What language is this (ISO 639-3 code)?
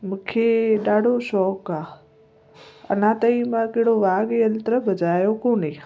snd